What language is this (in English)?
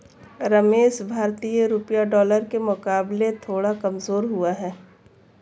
Hindi